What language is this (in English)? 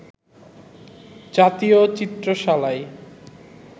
Bangla